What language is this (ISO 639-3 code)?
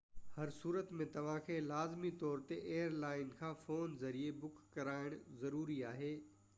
snd